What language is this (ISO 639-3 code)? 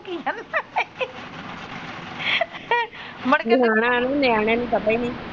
pan